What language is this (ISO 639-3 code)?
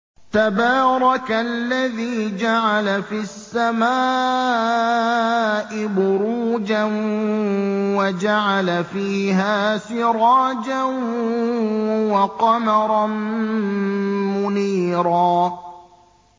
ara